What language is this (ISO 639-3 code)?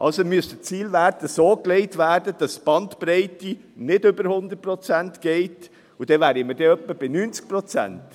gsw